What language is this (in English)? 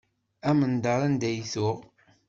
Kabyle